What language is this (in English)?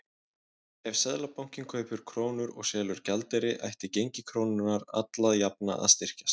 Icelandic